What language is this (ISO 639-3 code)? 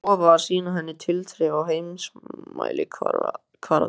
isl